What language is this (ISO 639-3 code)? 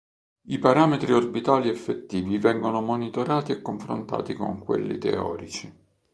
ita